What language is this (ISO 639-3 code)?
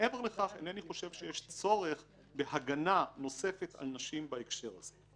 heb